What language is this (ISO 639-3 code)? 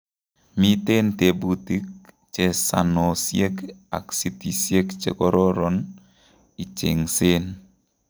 kln